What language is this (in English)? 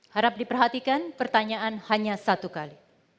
Indonesian